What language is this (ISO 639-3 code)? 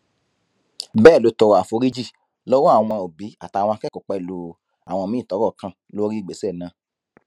yor